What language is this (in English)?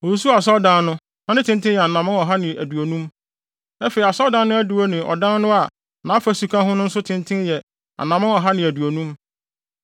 Akan